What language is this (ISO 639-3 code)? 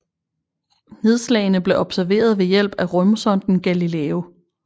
dan